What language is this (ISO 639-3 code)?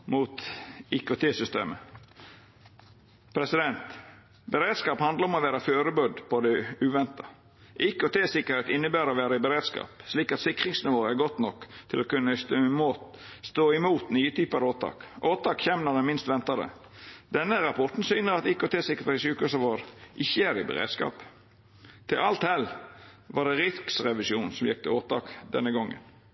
nno